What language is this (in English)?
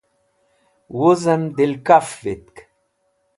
Wakhi